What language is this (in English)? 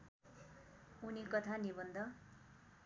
Nepali